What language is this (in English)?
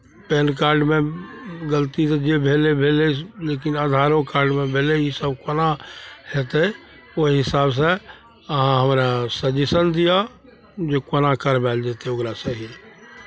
Maithili